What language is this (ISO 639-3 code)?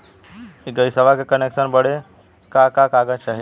bho